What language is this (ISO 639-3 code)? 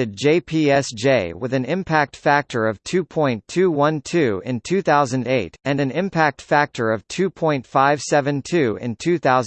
eng